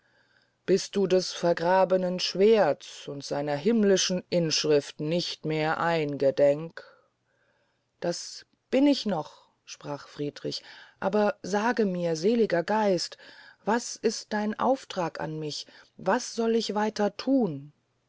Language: German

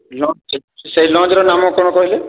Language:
Odia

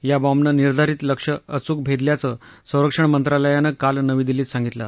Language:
Marathi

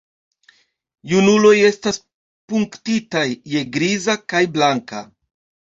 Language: Esperanto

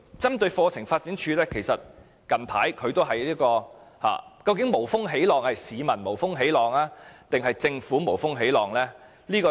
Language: Cantonese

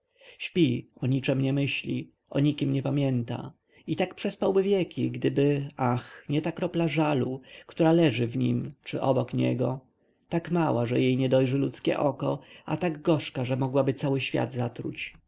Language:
Polish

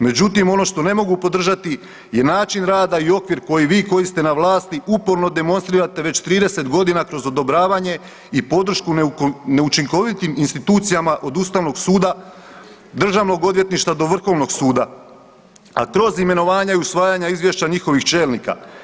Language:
Croatian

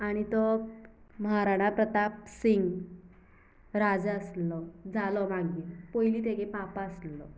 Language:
Konkani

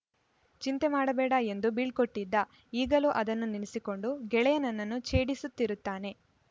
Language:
Kannada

